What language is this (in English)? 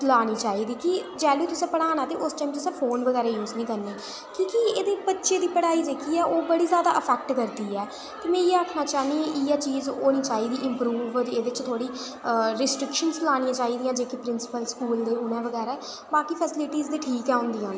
Dogri